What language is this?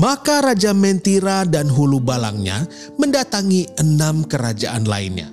Indonesian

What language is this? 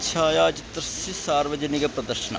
Sanskrit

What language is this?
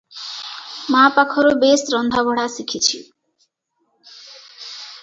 Odia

